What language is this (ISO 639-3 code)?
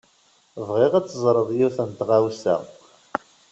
kab